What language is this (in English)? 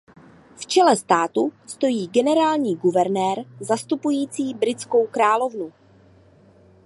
Czech